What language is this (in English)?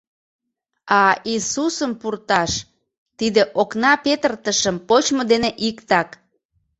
Mari